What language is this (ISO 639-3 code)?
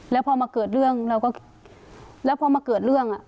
tha